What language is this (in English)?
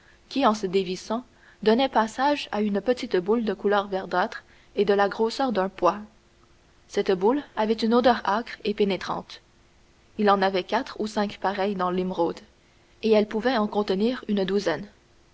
French